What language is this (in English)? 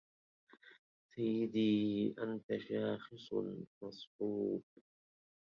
Arabic